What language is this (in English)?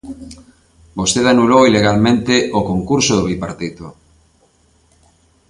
Galician